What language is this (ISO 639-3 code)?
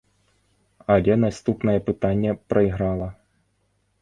bel